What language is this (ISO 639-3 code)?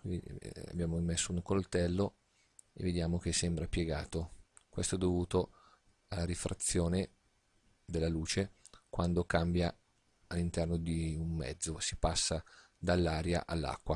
ita